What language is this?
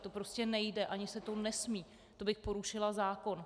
Czech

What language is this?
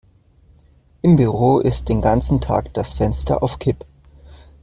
German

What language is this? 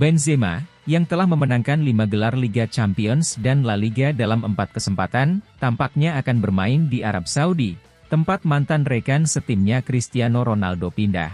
Indonesian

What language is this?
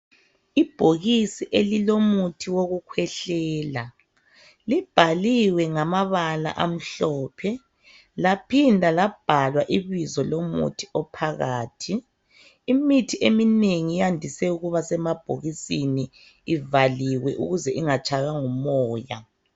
North Ndebele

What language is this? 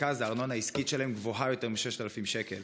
Hebrew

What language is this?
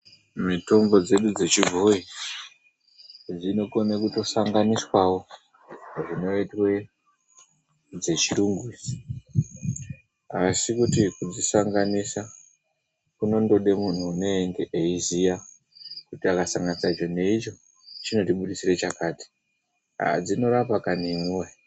Ndau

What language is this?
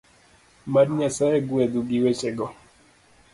Luo (Kenya and Tanzania)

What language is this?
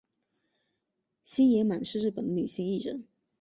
Chinese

